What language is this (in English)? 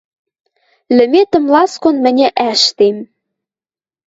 Western Mari